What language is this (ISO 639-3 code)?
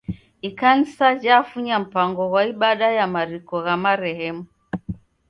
dav